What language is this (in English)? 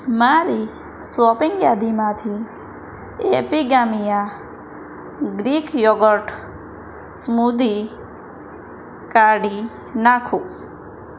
Gujarati